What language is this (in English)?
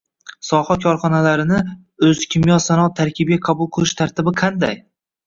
Uzbek